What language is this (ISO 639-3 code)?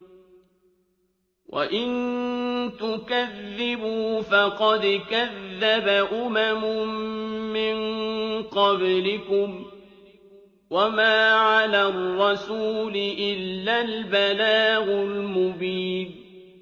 ara